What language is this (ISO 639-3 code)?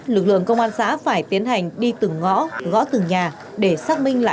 vie